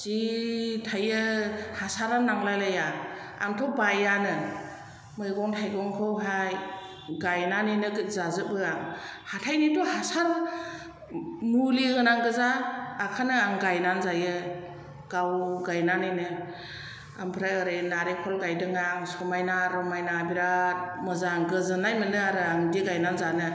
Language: Bodo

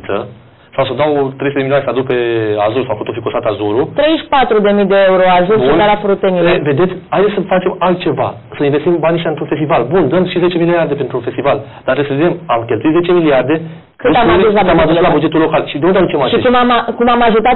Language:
Romanian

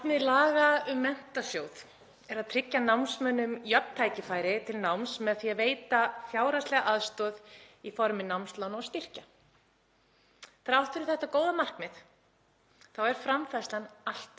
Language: Icelandic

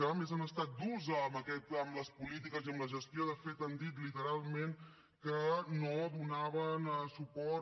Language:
Catalan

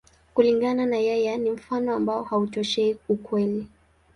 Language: Swahili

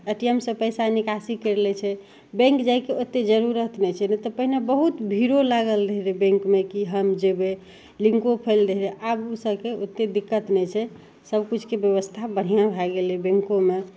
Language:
Maithili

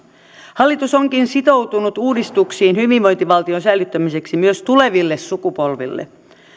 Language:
Finnish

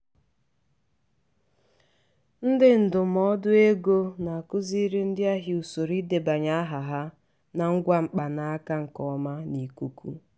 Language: Igbo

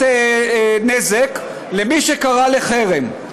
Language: Hebrew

